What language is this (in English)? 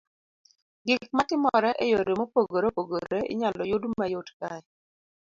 Luo (Kenya and Tanzania)